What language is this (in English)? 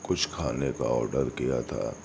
Urdu